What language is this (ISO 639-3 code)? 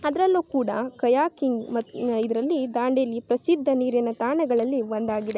kan